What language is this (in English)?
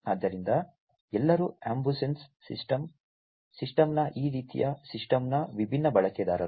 Kannada